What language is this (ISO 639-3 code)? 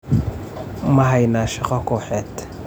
som